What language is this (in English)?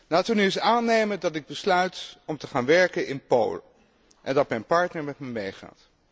Dutch